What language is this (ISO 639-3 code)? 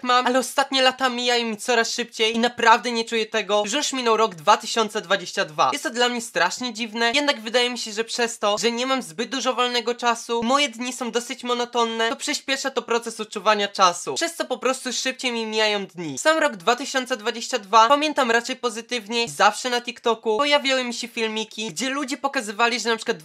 pol